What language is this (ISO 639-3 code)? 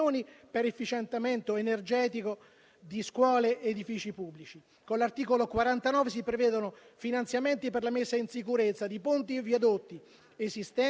ita